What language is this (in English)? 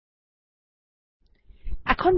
Bangla